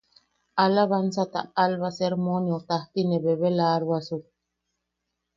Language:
Yaqui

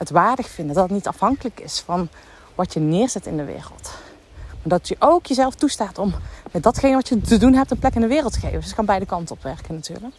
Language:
Dutch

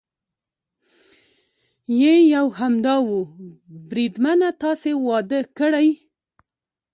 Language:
Pashto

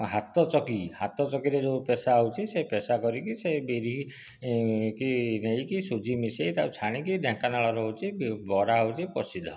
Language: Odia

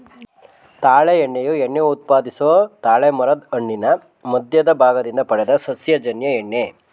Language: Kannada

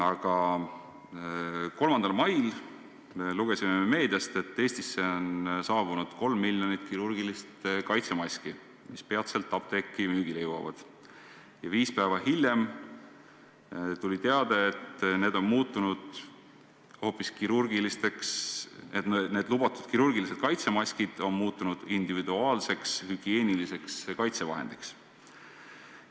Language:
Estonian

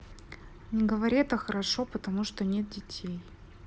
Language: Russian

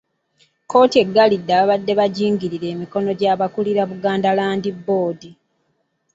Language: Ganda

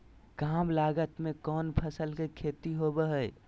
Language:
Magahi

